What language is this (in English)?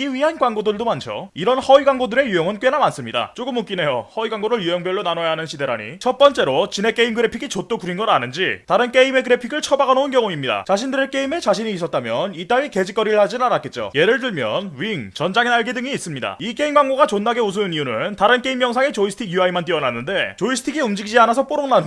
Korean